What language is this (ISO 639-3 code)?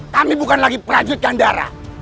ind